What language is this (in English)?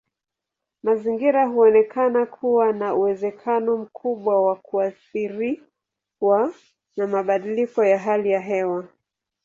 Swahili